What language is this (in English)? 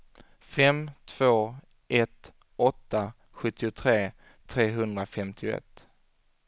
Swedish